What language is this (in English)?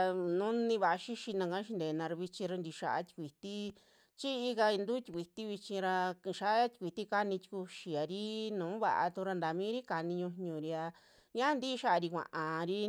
Western Juxtlahuaca Mixtec